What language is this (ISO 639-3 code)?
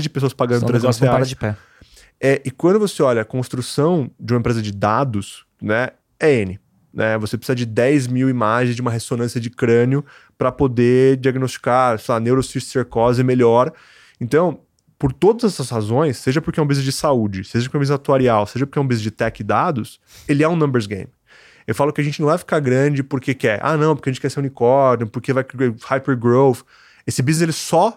por